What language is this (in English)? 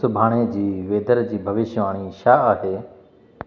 Sindhi